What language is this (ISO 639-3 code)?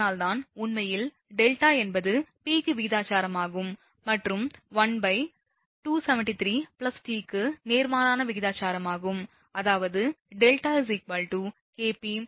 tam